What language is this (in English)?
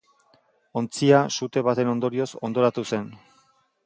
Basque